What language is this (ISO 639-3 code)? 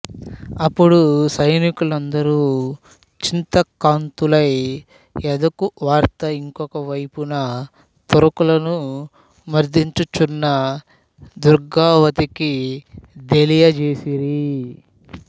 tel